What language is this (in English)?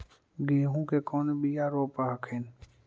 Magahi